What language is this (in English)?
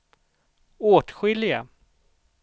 Swedish